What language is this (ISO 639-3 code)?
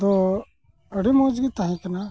sat